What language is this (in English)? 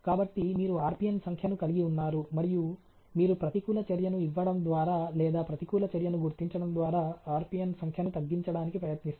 Telugu